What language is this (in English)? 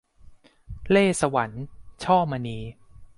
Thai